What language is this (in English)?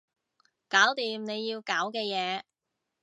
Cantonese